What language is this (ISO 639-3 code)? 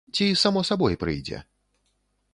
bel